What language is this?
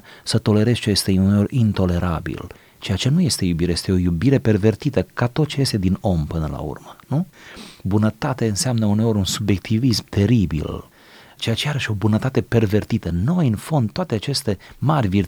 Romanian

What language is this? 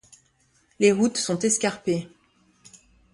French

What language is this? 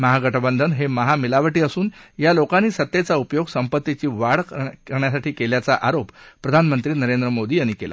Marathi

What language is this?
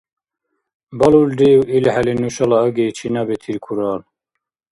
Dargwa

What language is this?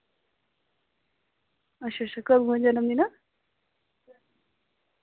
Dogri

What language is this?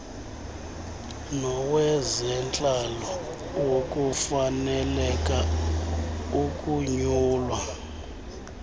Xhosa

